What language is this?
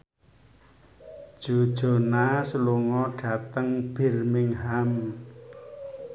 Javanese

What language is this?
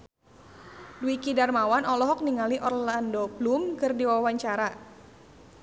Sundanese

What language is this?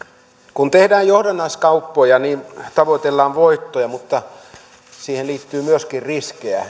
Finnish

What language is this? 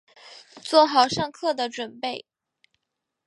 Chinese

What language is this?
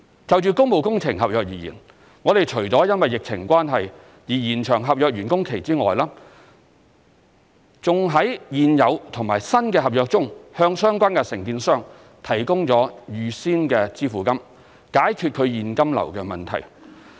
Cantonese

